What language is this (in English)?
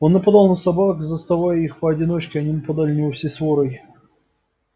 Russian